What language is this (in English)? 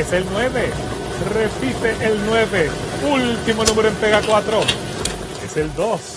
Spanish